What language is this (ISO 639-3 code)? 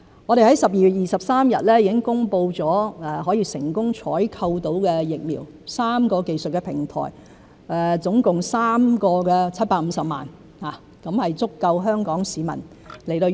yue